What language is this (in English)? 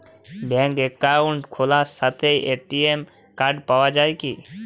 Bangla